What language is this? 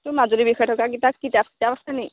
Assamese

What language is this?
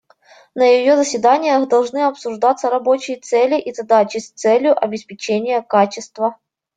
Russian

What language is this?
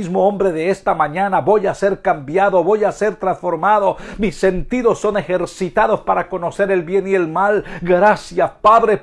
Spanish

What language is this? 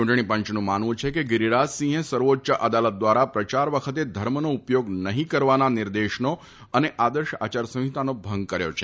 Gujarati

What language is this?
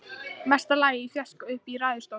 Icelandic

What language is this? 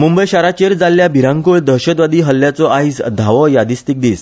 Konkani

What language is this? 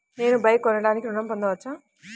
Telugu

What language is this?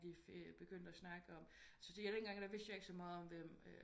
Danish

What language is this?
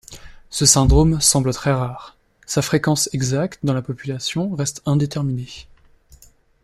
French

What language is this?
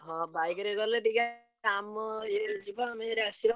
Odia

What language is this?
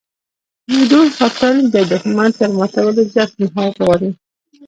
Pashto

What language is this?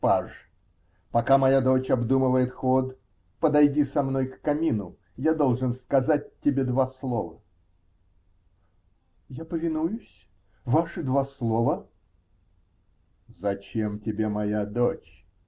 Russian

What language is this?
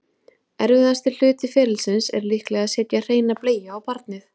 Icelandic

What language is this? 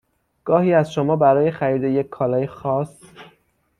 Persian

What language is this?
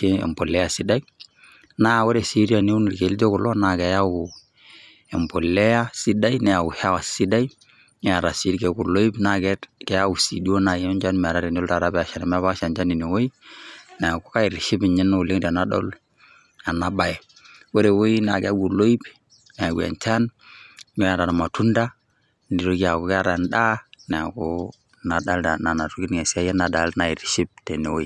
Masai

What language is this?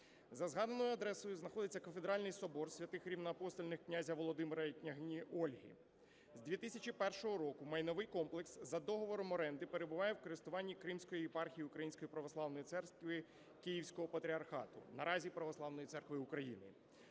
Ukrainian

